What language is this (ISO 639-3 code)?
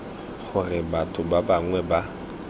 tsn